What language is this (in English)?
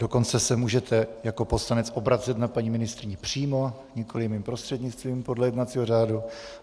Czech